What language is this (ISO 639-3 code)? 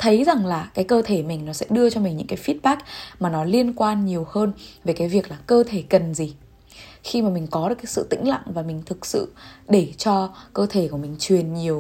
vie